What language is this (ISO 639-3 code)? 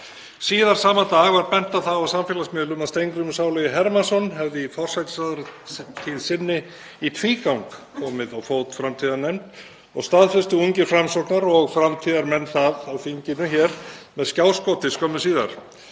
isl